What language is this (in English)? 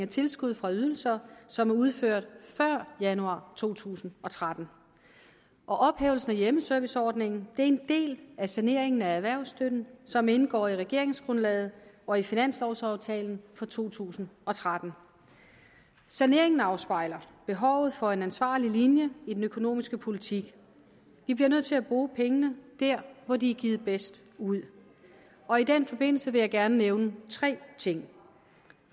Danish